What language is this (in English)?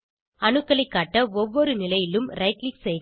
Tamil